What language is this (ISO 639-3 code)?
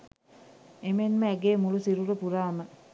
sin